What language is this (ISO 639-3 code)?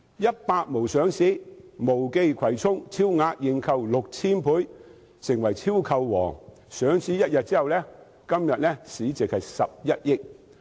yue